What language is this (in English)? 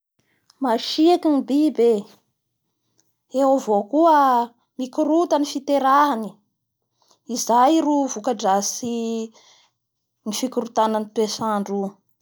Bara Malagasy